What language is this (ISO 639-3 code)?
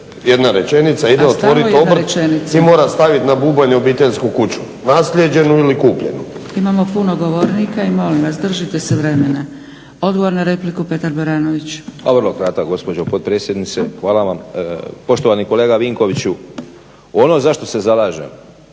hrv